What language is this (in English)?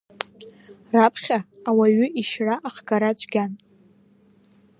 Abkhazian